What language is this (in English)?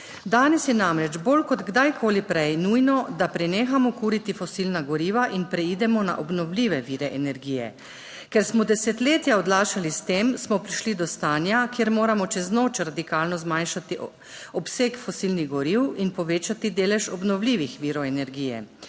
Slovenian